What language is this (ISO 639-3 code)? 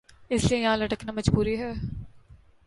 urd